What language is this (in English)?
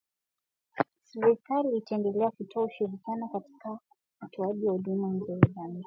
Swahili